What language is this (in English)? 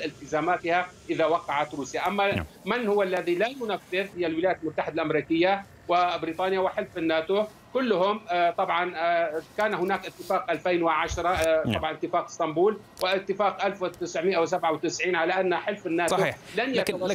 Arabic